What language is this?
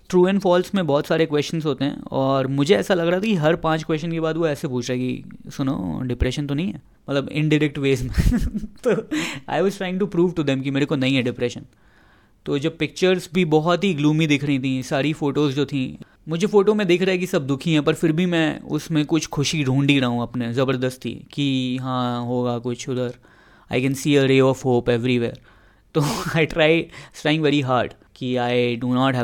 Hindi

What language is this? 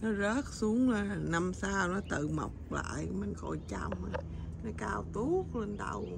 Vietnamese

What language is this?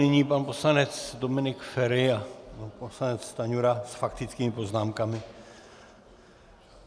Czech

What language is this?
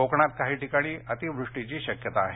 Marathi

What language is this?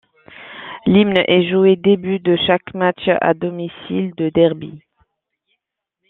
French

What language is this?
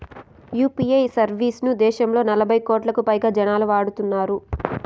Telugu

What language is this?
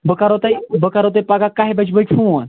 Kashmiri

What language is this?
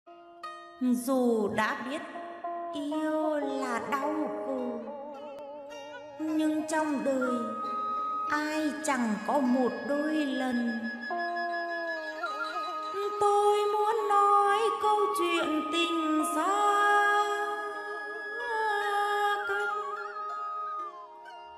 Vietnamese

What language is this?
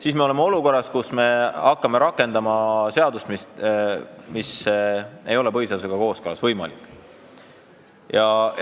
Estonian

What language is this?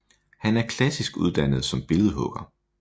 Danish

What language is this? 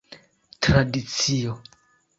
Esperanto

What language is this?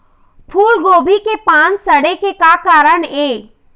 Chhattisgarhi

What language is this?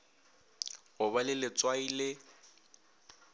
Northern Sotho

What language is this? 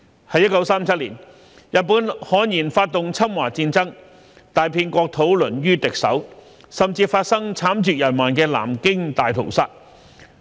Cantonese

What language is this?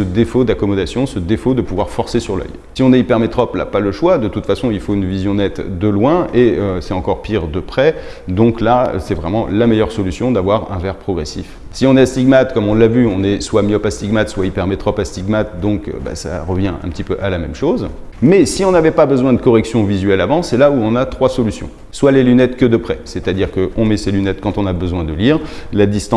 French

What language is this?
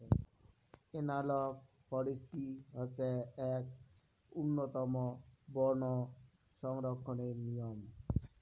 Bangla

